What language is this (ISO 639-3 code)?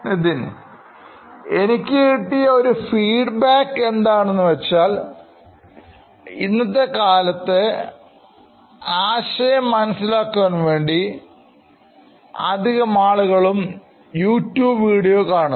mal